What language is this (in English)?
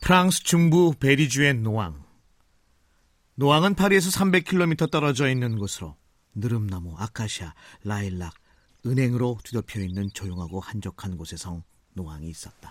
Korean